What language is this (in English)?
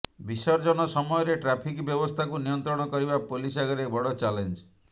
Odia